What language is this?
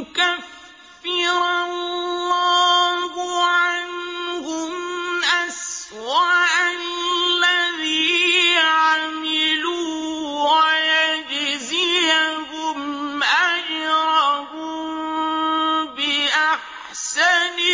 Arabic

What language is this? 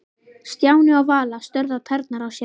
Icelandic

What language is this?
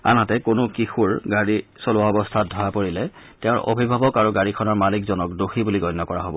Assamese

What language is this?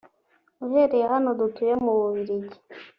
Kinyarwanda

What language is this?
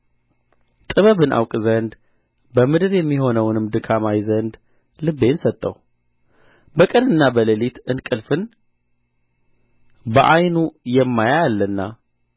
Amharic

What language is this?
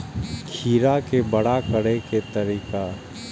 Maithili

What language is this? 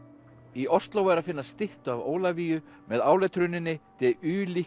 Icelandic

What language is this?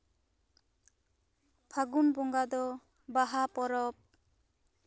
Santali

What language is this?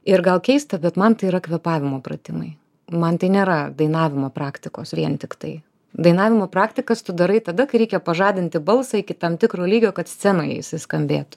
Lithuanian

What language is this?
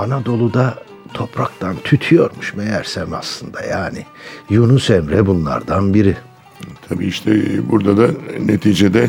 Turkish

